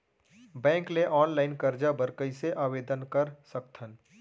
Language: Chhattisgarhi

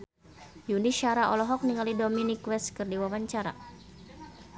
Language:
Sundanese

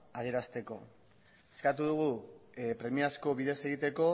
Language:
Basque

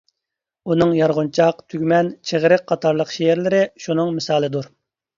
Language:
Uyghur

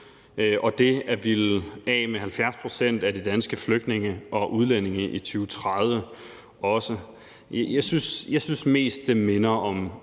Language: Danish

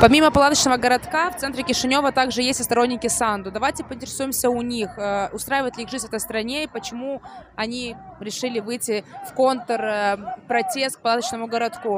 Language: Russian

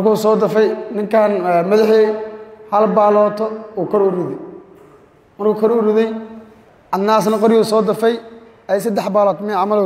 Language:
Arabic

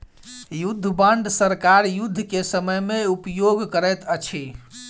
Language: Maithili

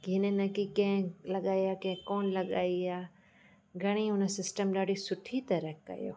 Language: Sindhi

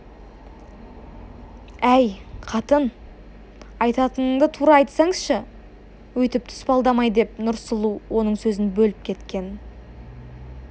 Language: Kazakh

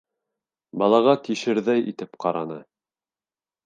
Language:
Bashkir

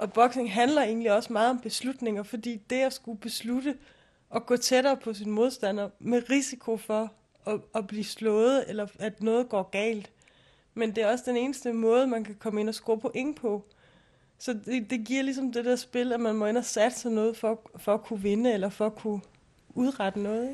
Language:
Danish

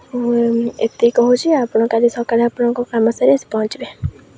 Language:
Odia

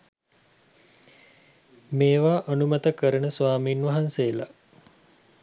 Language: Sinhala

